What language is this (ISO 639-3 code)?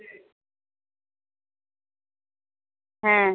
ben